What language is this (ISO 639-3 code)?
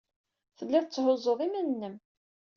kab